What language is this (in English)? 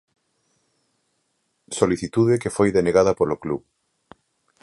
Galician